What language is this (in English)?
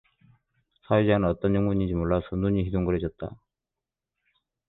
Korean